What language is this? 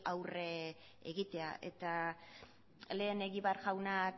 Basque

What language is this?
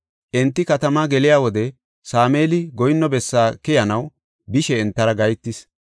Gofa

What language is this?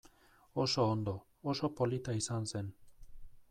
Basque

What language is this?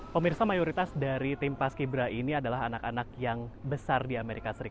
Indonesian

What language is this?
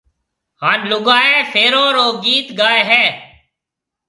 Marwari (Pakistan)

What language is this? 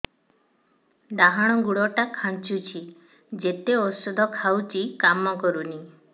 Odia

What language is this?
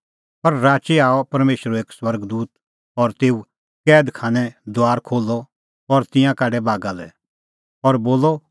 Kullu Pahari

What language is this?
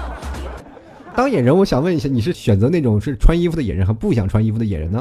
Chinese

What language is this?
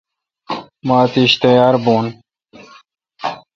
Kalkoti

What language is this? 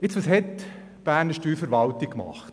Swiss German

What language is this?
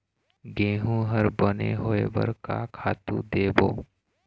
Chhattisgarhi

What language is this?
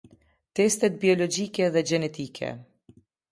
Albanian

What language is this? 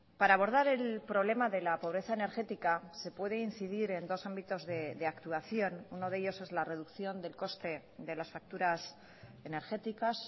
Spanish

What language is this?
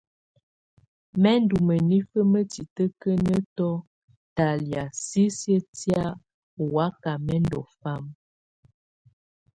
Tunen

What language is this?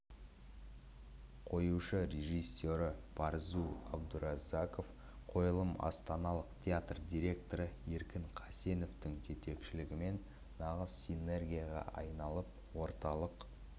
Kazakh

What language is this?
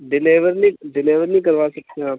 Urdu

